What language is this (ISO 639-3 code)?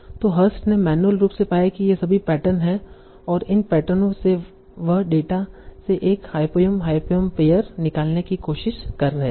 hin